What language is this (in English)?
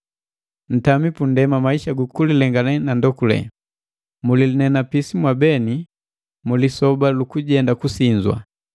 Matengo